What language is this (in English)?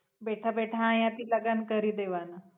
Gujarati